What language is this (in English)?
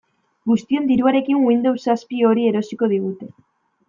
Basque